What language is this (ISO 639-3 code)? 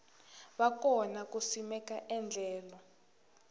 tso